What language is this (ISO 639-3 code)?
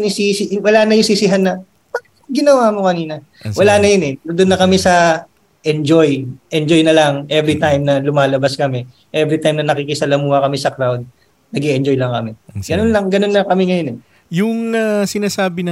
fil